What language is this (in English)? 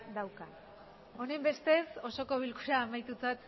Basque